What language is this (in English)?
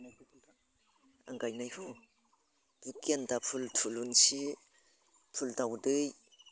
Bodo